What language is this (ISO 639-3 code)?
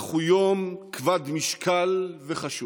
heb